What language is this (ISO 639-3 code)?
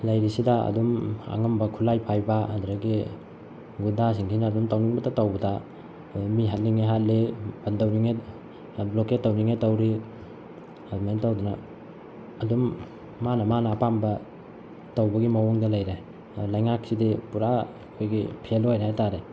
mni